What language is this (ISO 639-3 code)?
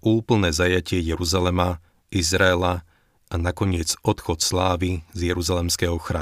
slk